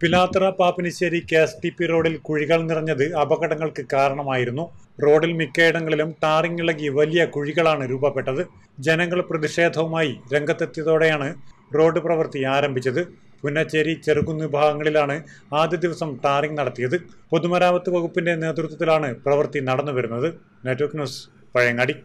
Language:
Malayalam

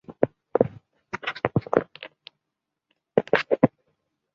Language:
Chinese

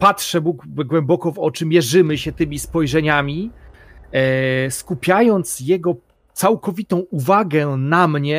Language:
Polish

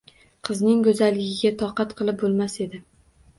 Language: Uzbek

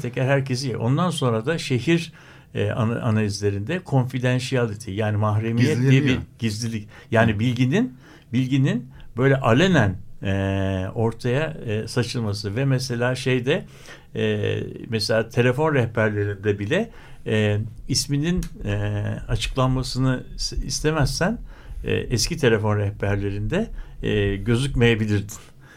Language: Turkish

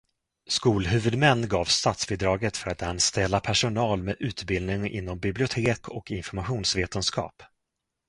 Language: Swedish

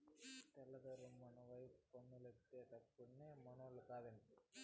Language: Telugu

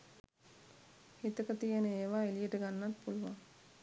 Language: Sinhala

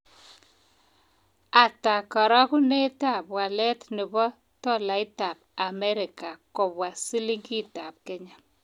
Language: Kalenjin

